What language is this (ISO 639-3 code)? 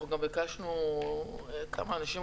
heb